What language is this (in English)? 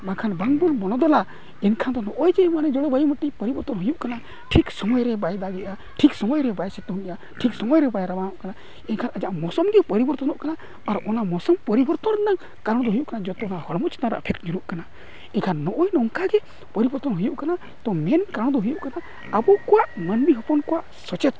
Santali